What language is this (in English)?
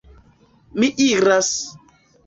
Esperanto